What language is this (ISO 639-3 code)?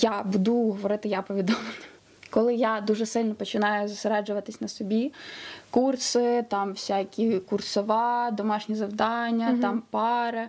ukr